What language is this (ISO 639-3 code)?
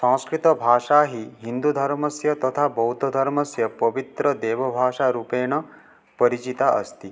san